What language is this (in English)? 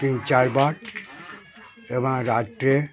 Bangla